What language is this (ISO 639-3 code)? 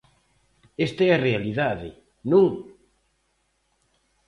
glg